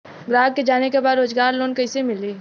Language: Bhojpuri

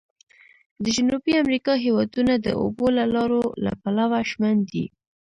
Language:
Pashto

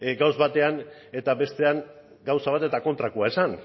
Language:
Basque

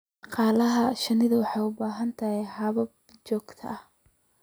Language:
Somali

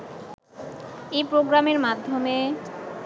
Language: Bangla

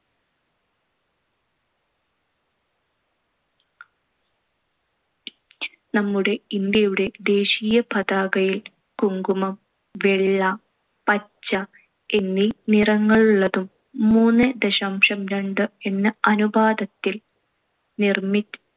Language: Malayalam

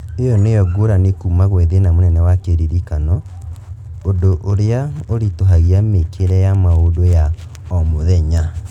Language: Kikuyu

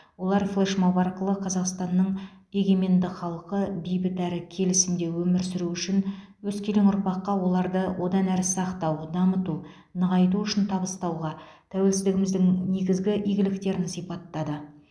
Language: Kazakh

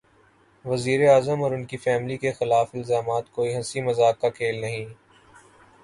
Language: Urdu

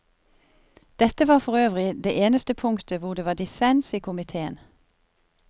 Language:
Norwegian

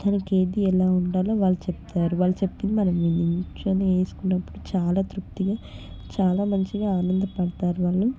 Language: Telugu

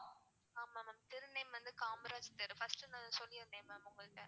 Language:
Tamil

